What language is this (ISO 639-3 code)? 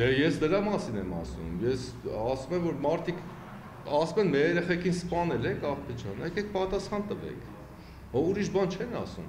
ron